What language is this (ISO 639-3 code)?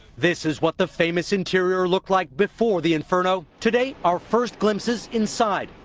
eng